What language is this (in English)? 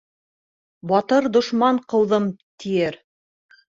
Bashkir